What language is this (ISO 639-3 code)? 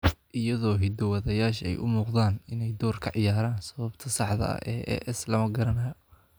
som